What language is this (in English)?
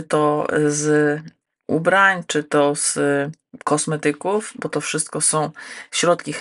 Polish